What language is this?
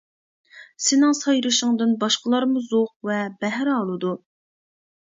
Uyghur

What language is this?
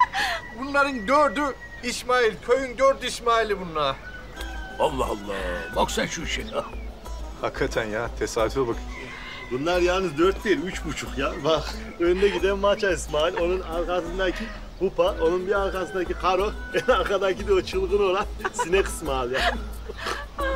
Turkish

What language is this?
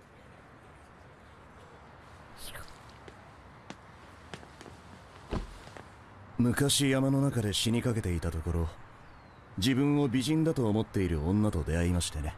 Japanese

